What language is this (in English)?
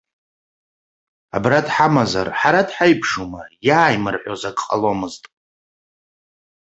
Abkhazian